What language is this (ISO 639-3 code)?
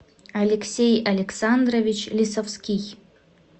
rus